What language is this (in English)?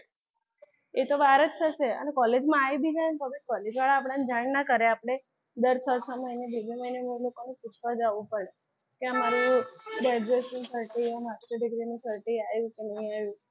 Gujarati